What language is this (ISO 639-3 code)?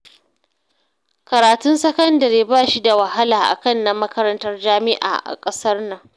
hau